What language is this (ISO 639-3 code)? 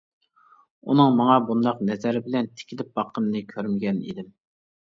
uig